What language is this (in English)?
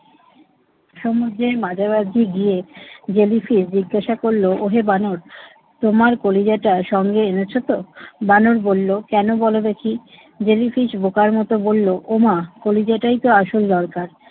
Bangla